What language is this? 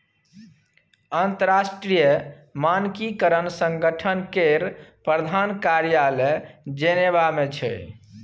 Maithili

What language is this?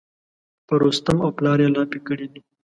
Pashto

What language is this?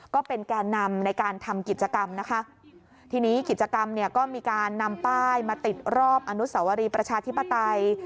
Thai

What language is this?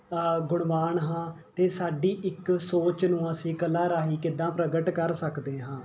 Punjabi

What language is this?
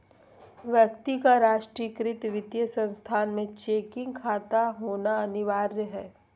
Magahi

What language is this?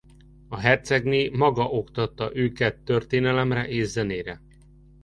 Hungarian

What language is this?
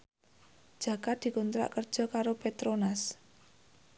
Javanese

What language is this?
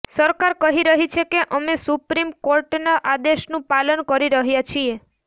Gujarati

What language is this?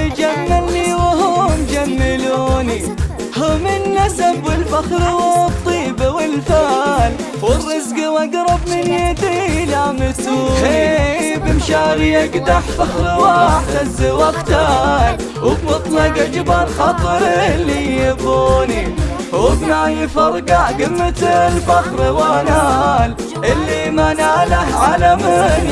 Arabic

